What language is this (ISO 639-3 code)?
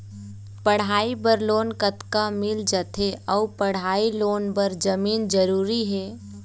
hne